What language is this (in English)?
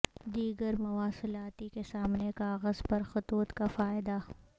Urdu